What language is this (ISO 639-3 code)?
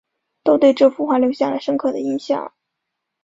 zho